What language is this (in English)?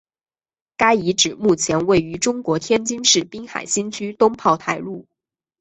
Chinese